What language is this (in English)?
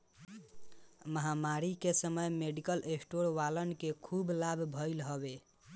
Bhojpuri